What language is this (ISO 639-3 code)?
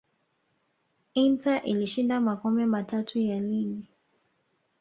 swa